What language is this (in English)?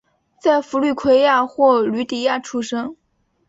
Chinese